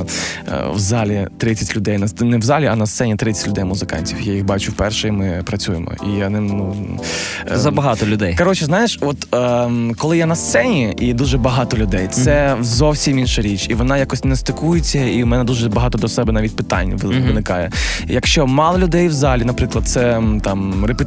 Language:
Ukrainian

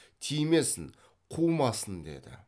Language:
Kazakh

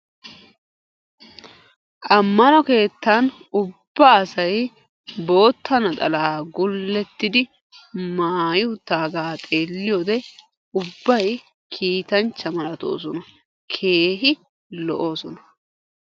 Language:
Wolaytta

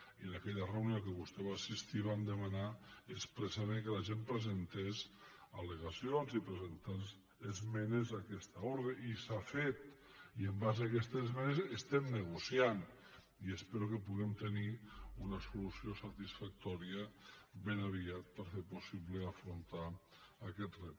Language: Catalan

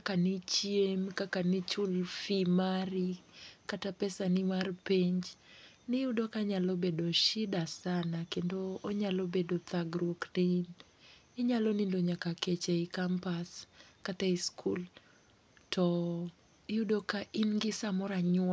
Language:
Luo (Kenya and Tanzania)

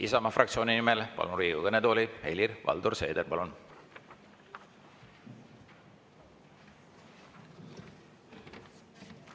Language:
Estonian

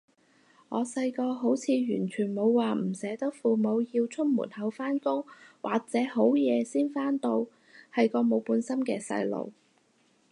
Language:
Cantonese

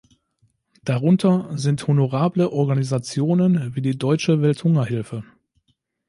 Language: German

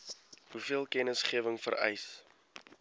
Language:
Afrikaans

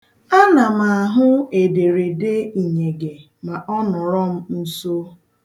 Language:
Igbo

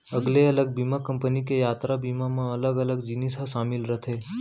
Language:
Chhattisgarhi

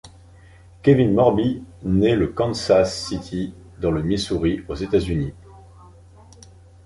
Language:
French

